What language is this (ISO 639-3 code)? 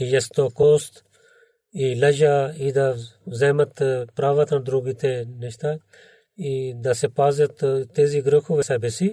bul